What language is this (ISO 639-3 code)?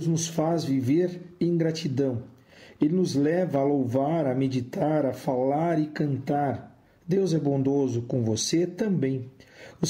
por